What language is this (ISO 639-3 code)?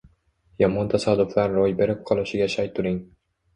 uzb